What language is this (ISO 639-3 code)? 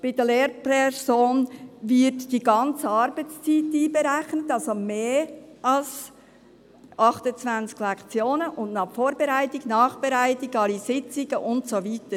gsw